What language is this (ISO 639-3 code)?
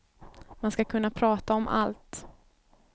swe